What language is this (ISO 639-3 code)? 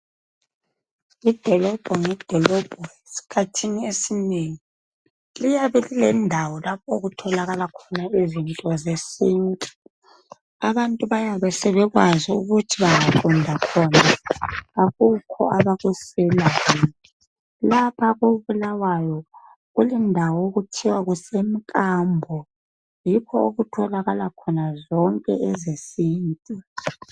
nde